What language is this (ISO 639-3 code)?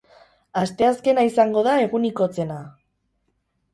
eus